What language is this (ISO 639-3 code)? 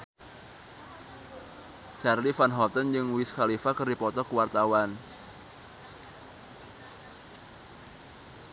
sun